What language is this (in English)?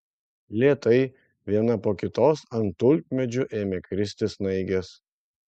Lithuanian